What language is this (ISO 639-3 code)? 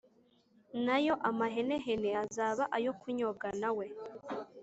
kin